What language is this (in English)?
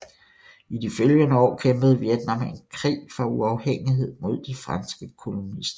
Danish